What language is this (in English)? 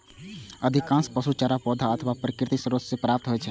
Maithili